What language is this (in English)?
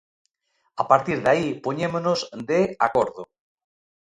Galician